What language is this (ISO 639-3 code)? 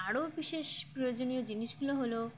ben